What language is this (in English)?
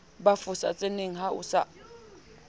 Southern Sotho